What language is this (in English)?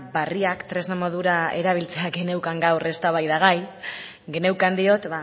Basque